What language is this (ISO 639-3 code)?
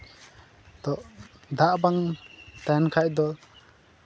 sat